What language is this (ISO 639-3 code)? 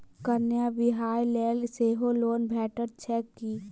mai